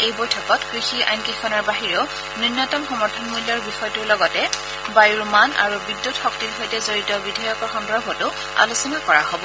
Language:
Assamese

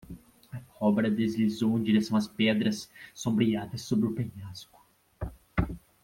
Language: Portuguese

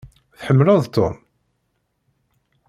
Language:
Kabyle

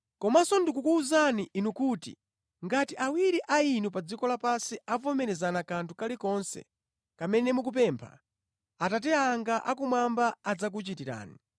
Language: Nyanja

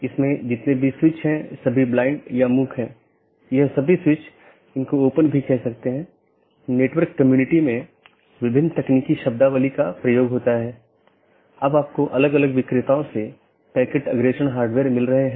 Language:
Hindi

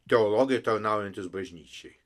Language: Lithuanian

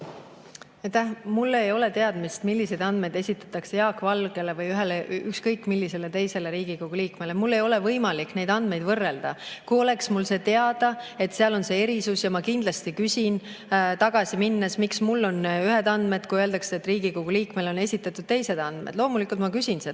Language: Estonian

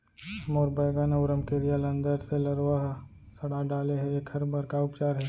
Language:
Chhattisgarhi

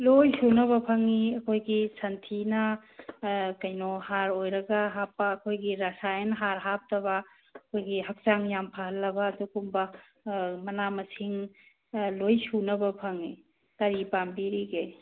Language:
Manipuri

